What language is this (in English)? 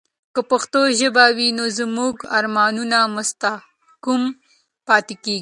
Pashto